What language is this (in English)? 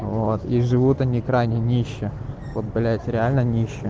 Russian